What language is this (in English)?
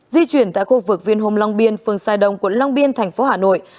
Vietnamese